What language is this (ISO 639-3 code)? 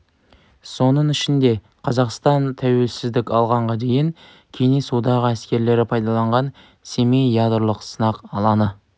kaz